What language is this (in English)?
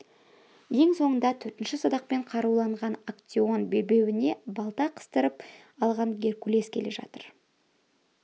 Kazakh